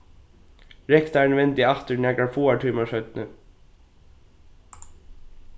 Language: Faroese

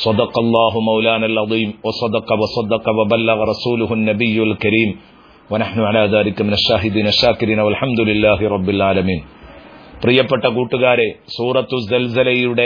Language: Arabic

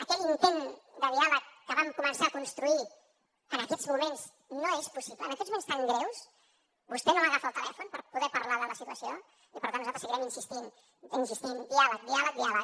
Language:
Catalan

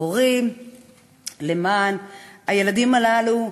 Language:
Hebrew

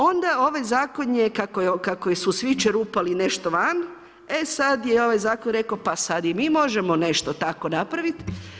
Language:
Croatian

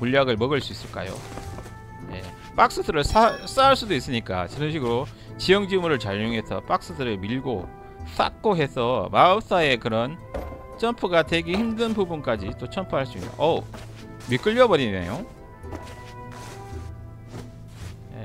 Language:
Korean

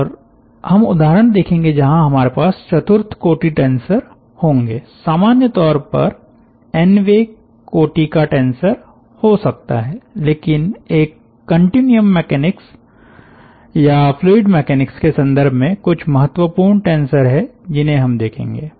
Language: Hindi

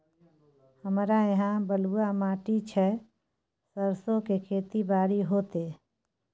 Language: Maithili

